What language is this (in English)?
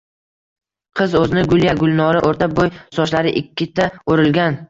Uzbek